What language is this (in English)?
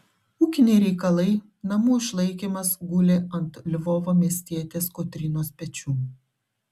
Lithuanian